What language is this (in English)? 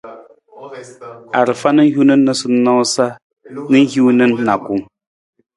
Nawdm